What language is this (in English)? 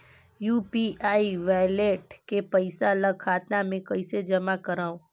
Chhattisgarhi